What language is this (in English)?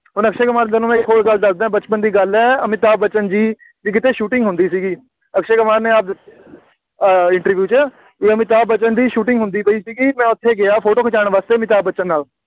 Punjabi